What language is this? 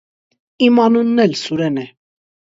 Armenian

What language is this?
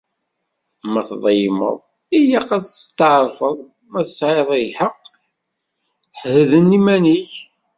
Kabyle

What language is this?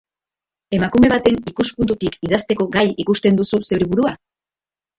Basque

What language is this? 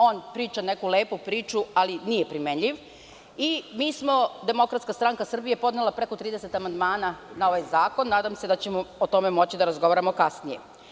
Serbian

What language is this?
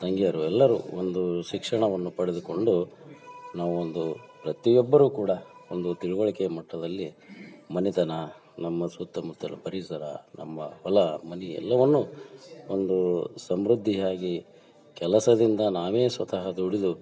Kannada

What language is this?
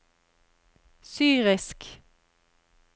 Norwegian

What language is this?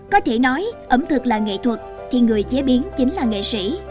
Vietnamese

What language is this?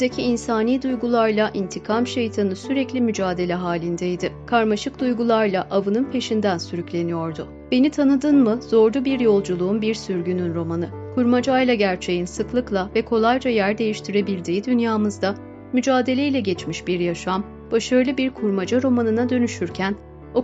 Turkish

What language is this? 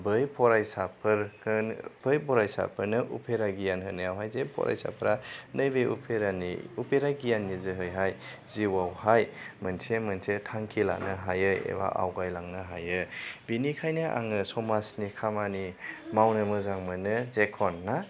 Bodo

